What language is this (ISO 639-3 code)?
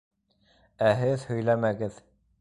bak